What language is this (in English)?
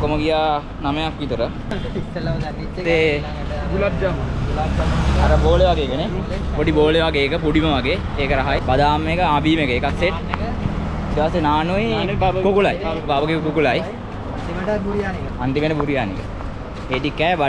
Indonesian